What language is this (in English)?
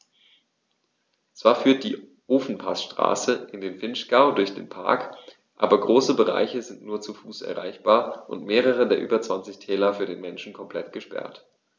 German